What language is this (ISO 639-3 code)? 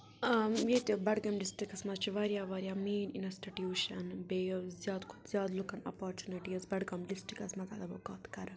kas